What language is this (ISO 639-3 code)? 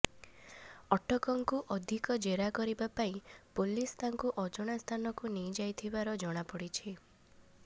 ori